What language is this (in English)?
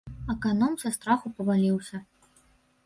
Belarusian